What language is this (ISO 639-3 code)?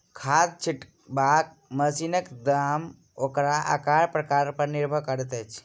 mai